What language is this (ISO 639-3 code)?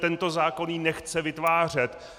ces